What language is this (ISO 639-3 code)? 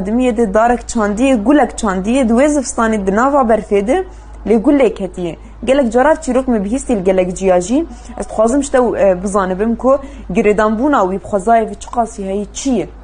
ara